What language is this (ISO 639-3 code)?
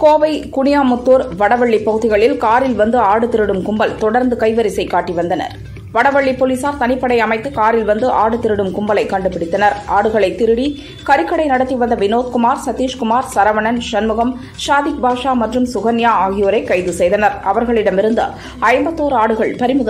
tam